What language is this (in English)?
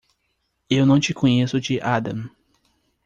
Portuguese